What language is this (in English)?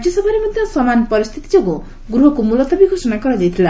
Odia